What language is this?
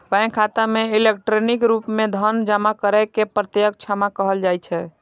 Maithili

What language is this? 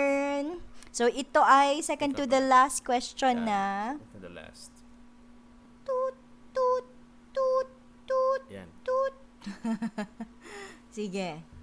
Filipino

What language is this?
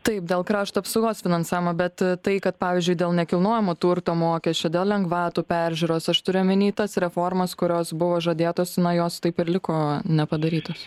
Lithuanian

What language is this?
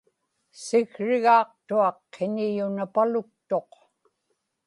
Inupiaq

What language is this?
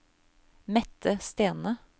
Norwegian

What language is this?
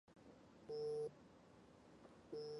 Chinese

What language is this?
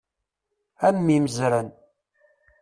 Kabyle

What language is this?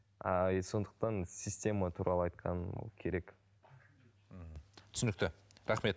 Kazakh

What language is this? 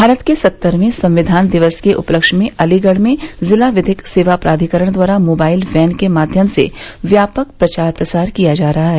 Hindi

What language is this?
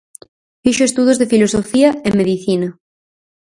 Galician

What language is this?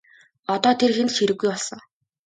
Mongolian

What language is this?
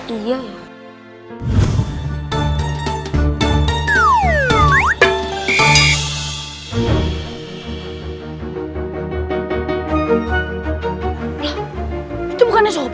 Indonesian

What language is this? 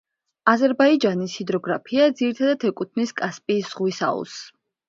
Georgian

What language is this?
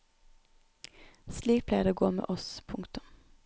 Norwegian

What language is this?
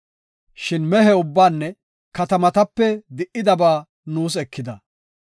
Gofa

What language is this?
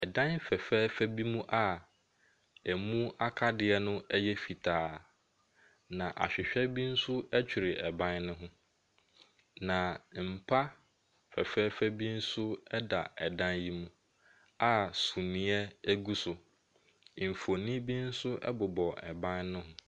Akan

